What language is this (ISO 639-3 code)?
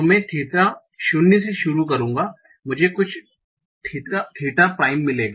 hin